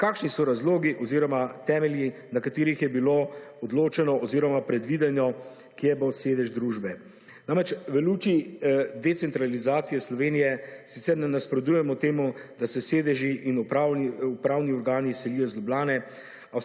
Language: Slovenian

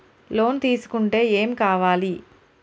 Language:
Telugu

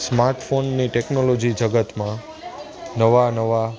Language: Gujarati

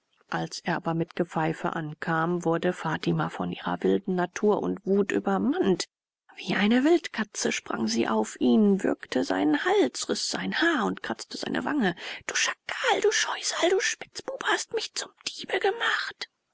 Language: German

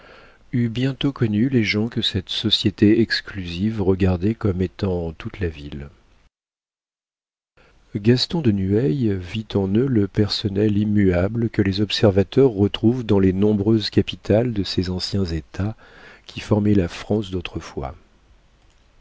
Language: French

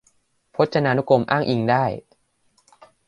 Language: Thai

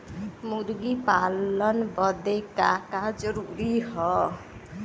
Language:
Bhojpuri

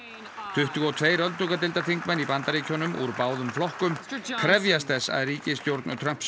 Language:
Icelandic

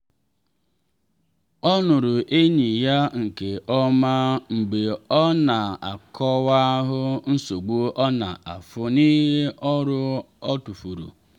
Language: Igbo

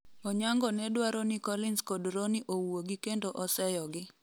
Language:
Luo (Kenya and Tanzania)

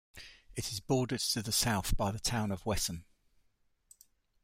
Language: English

